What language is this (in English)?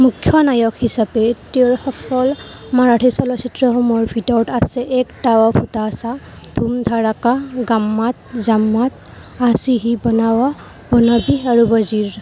Assamese